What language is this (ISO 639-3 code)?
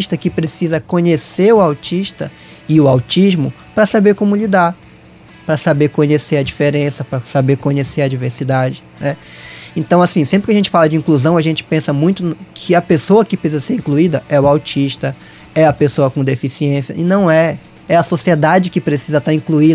por